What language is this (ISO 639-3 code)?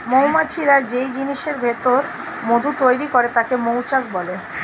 ben